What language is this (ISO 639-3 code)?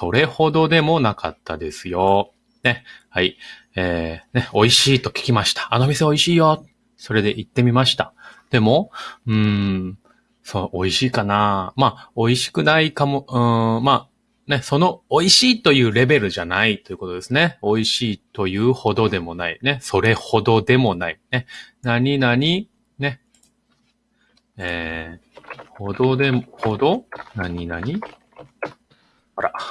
jpn